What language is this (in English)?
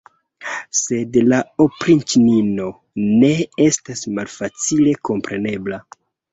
Esperanto